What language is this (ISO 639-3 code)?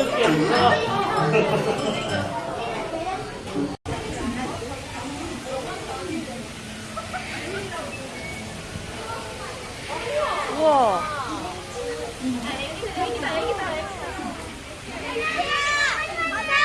kor